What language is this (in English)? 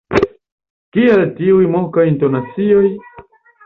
Esperanto